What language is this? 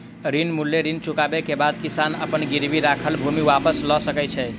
Maithili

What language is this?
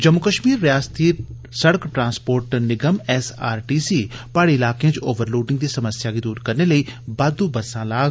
Dogri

